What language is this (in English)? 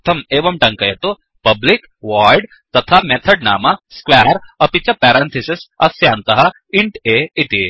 Sanskrit